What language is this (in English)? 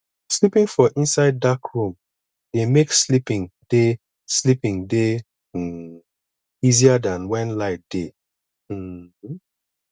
Nigerian Pidgin